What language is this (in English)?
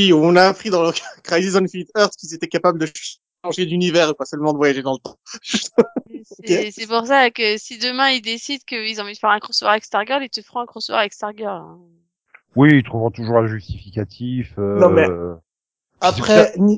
French